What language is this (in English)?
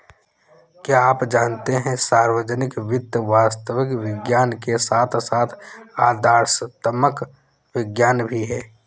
Hindi